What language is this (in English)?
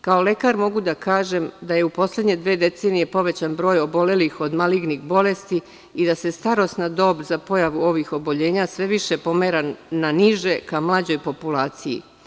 Serbian